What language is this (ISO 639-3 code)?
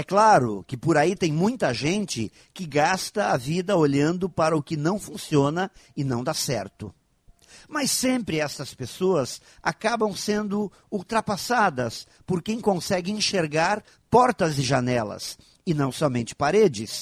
por